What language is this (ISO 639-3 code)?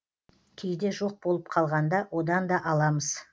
kaz